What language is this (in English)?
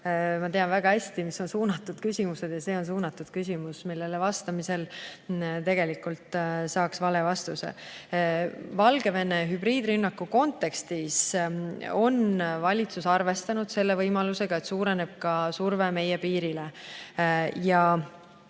Estonian